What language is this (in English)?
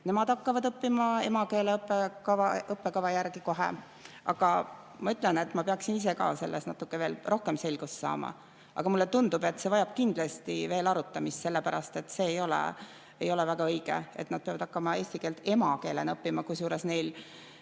Estonian